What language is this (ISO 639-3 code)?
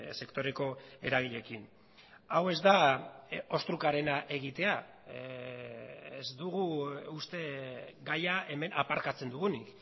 eus